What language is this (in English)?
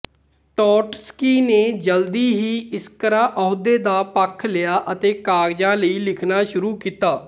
Punjabi